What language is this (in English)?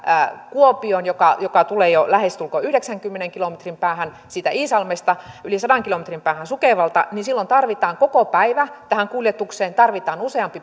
Finnish